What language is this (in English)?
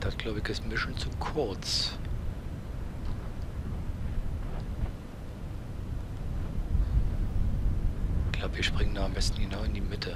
German